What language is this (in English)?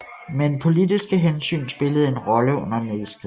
Danish